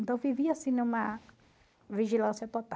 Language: Portuguese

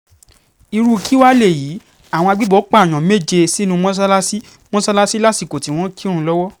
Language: Yoruba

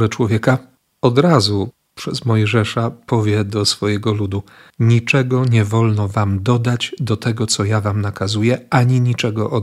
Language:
Polish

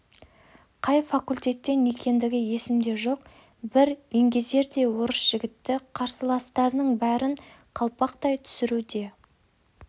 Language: Kazakh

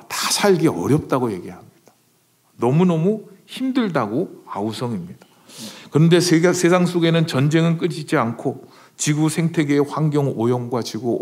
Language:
Korean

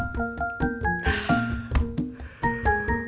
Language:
Indonesian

